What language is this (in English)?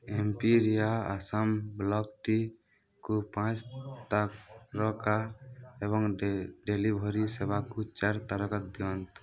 Odia